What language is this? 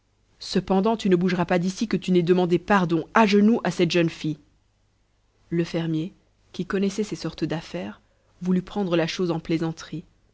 French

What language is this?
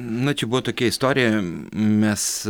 Lithuanian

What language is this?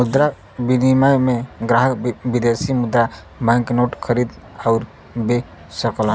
Bhojpuri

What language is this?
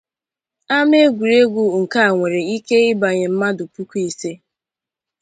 Igbo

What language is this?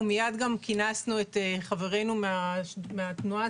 Hebrew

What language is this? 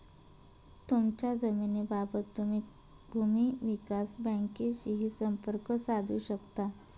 Marathi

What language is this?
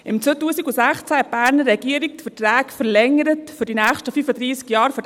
Swiss German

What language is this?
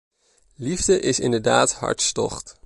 Dutch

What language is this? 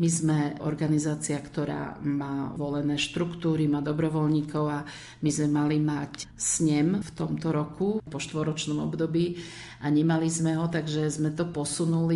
Slovak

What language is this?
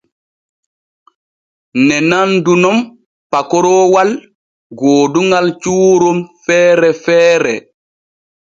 Borgu Fulfulde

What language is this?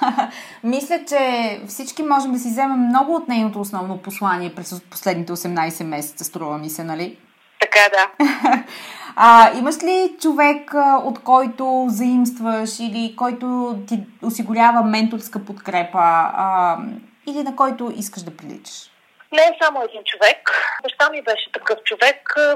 Bulgarian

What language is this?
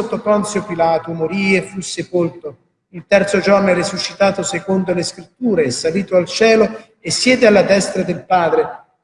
Italian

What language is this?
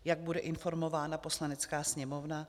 Czech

